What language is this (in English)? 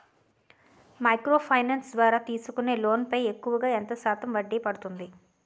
Telugu